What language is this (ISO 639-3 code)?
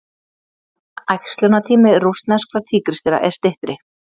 isl